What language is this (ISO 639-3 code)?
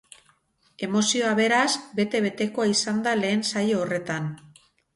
eus